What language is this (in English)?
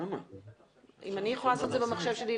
Hebrew